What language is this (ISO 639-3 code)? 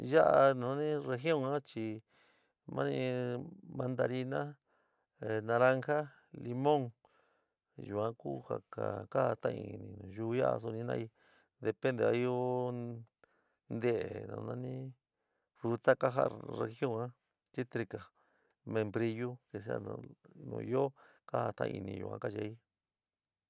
mig